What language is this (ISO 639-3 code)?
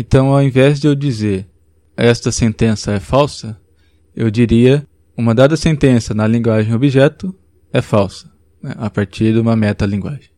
por